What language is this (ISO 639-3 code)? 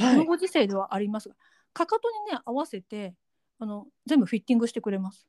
jpn